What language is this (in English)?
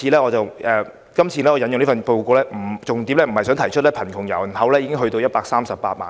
Cantonese